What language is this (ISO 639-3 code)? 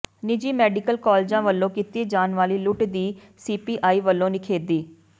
pan